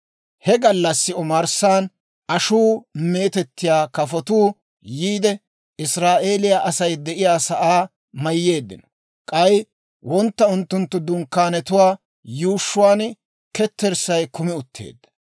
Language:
Dawro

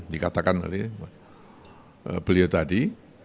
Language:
Indonesian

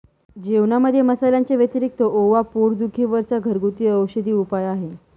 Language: Marathi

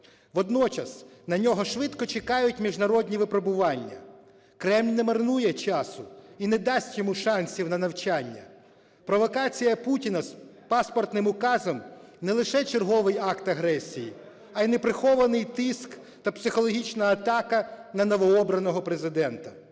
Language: Ukrainian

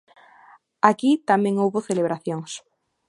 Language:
Galician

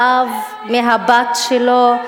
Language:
Hebrew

